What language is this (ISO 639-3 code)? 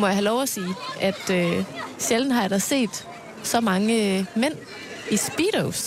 dan